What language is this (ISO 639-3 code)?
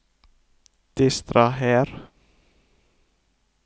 nor